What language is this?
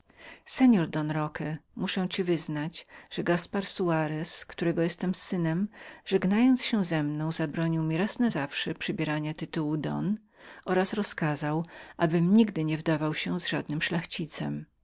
Polish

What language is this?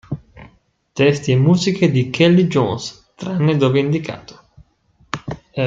Italian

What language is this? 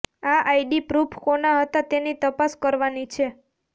Gujarati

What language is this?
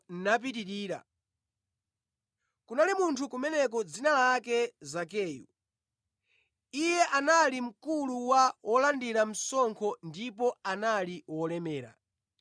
Nyanja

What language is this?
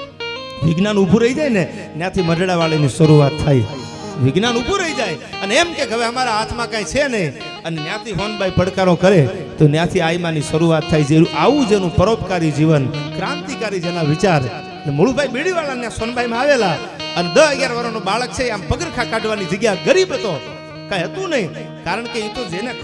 Gujarati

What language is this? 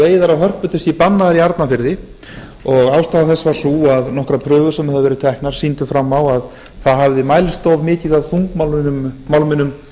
Icelandic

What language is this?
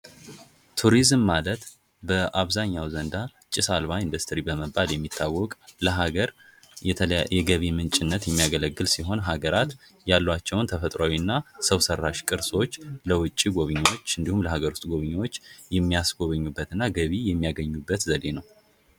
Amharic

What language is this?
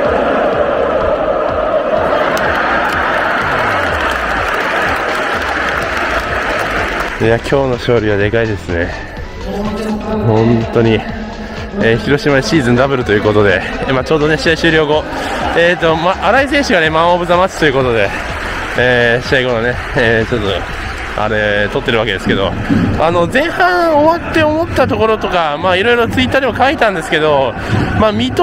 Japanese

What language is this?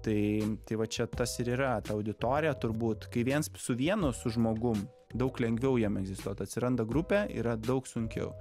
Lithuanian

